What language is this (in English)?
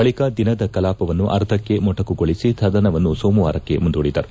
Kannada